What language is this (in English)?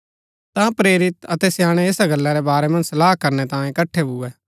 Gaddi